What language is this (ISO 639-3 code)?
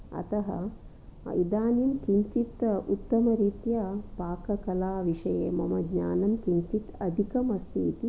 san